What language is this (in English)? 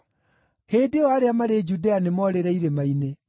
Kikuyu